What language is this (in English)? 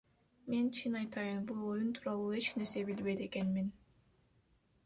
Kyrgyz